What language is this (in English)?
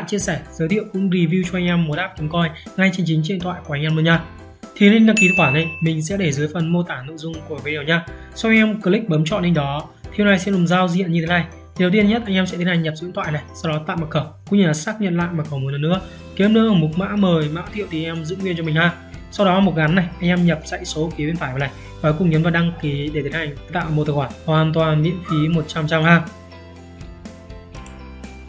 Vietnamese